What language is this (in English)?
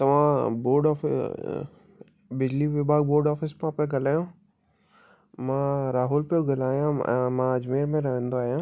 Sindhi